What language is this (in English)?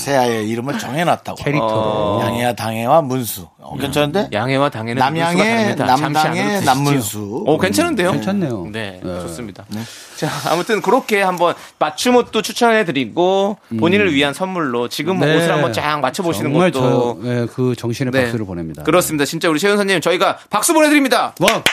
Korean